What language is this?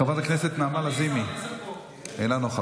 Hebrew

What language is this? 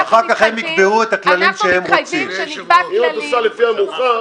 Hebrew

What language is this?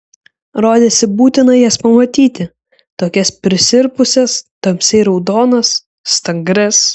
Lithuanian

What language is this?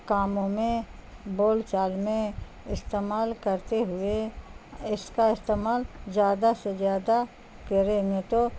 Urdu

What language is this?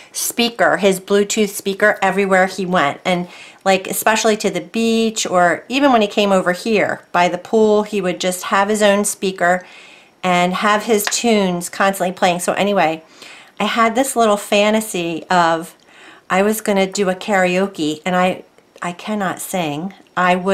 English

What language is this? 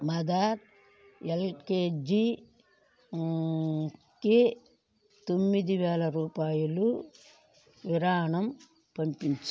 Telugu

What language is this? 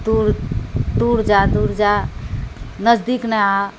Maithili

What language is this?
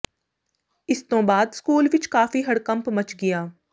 Punjabi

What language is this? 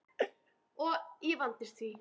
Icelandic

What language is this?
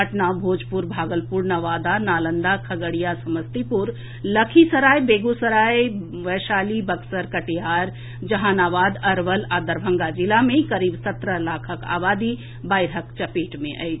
Maithili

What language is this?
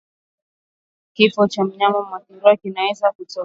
Swahili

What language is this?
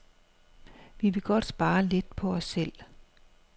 Danish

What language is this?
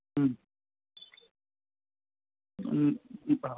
Gujarati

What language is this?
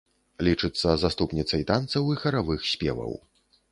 Belarusian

